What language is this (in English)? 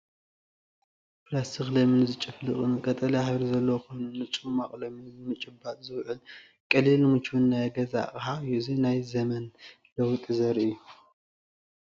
Tigrinya